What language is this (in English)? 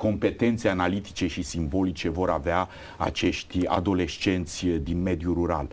Romanian